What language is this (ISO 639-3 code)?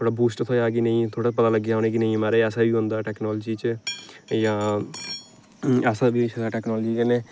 doi